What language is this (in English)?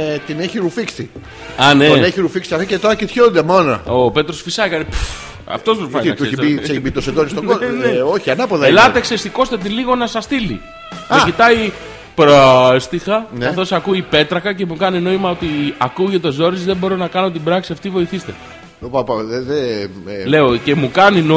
Greek